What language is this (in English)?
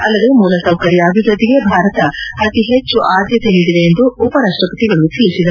Kannada